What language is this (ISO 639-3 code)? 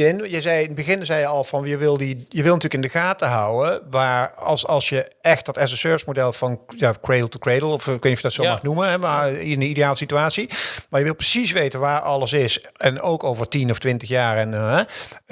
nld